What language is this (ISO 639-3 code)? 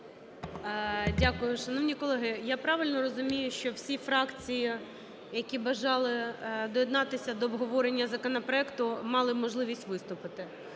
ukr